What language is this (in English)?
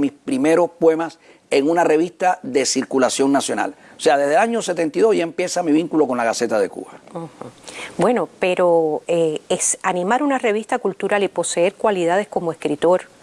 Spanish